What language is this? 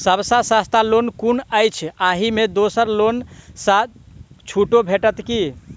Maithili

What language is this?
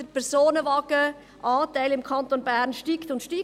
Swiss German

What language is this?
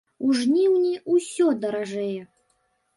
Belarusian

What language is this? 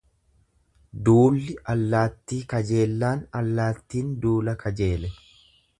Oromo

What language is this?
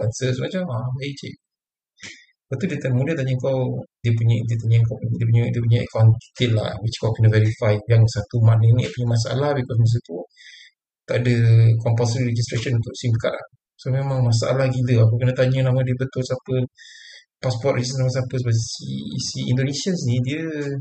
Malay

